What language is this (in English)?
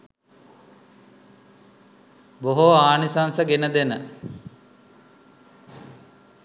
Sinhala